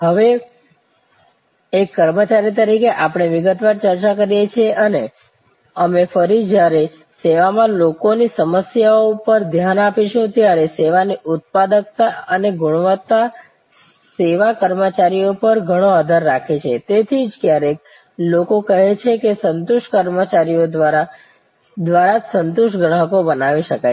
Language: Gujarati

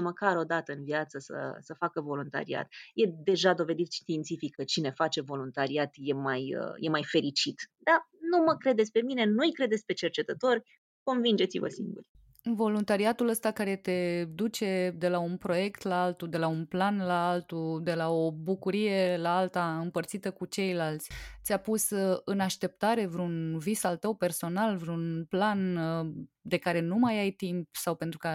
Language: Romanian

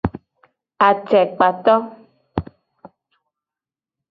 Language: Gen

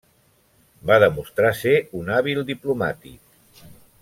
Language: Catalan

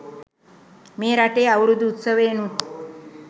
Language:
Sinhala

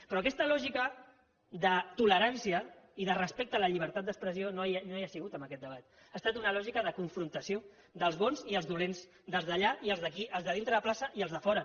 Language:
Catalan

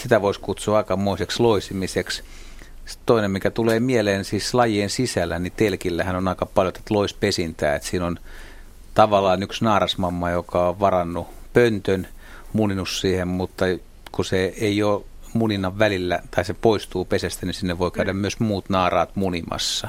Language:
Finnish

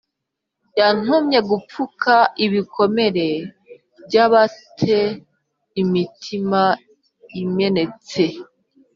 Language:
Kinyarwanda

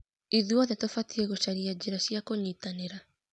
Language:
Kikuyu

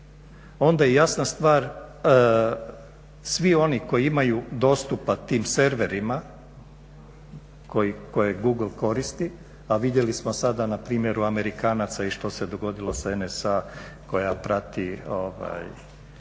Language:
Croatian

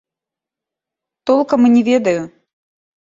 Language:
Belarusian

